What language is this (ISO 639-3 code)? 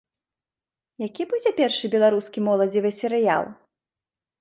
bel